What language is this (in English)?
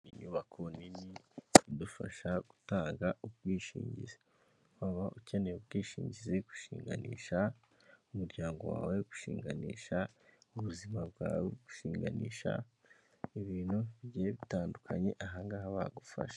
Kinyarwanda